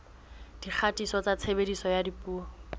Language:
Southern Sotho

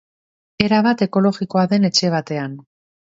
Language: Basque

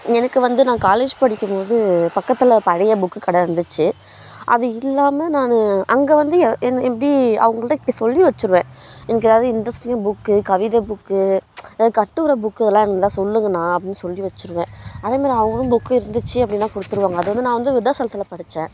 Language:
Tamil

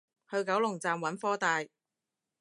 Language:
Cantonese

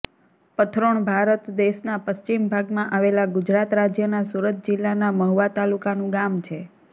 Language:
Gujarati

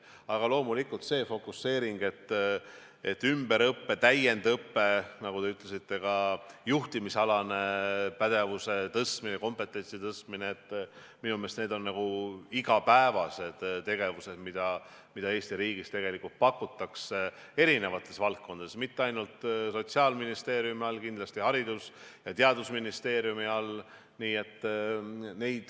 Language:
Estonian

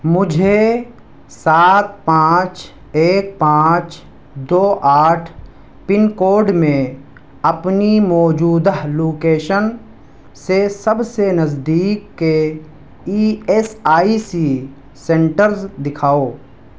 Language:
Urdu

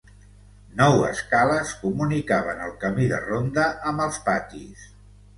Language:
Catalan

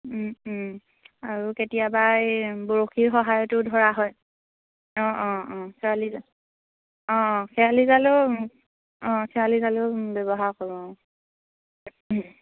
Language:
Assamese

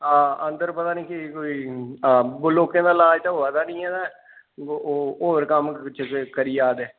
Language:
Dogri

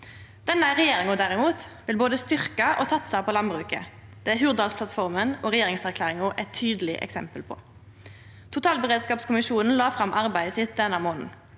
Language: Norwegian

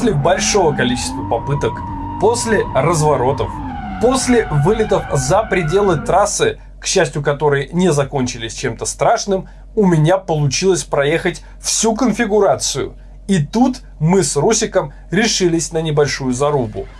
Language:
Russian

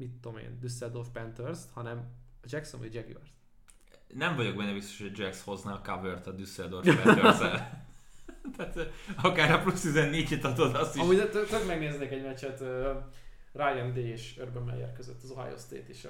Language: Hungarian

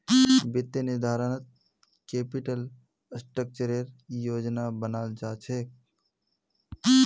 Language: Magahi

